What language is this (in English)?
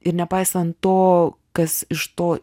Lithuanian